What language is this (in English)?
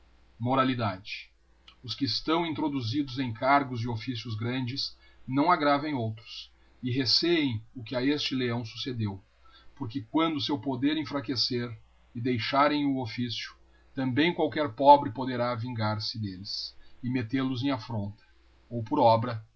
Portuguese